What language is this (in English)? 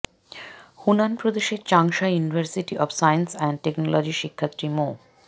Bangla